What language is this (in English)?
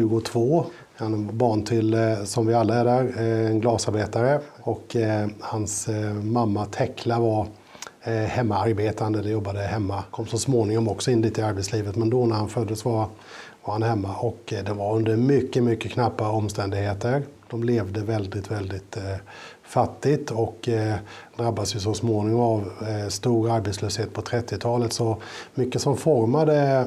Swedish